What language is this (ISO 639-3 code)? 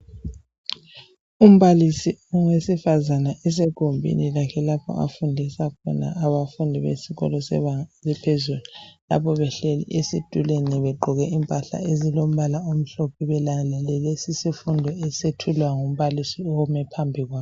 nde